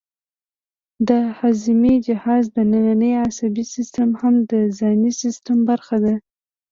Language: Pashto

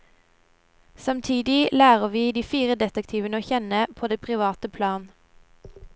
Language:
Norwegian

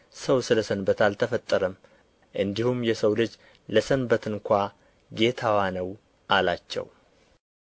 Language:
Amharic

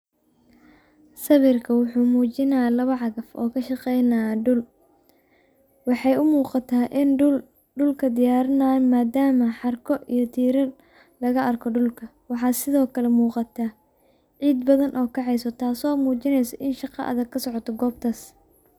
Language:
Somali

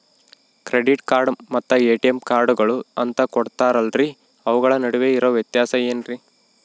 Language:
Kannada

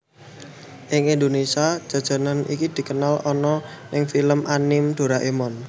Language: Javanese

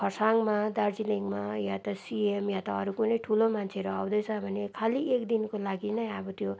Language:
Nepali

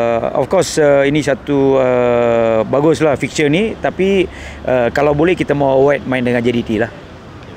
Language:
Malay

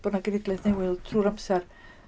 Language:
Welsh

